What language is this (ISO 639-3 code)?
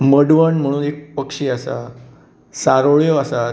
kok